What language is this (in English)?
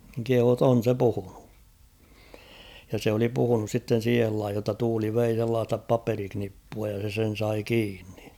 Finnish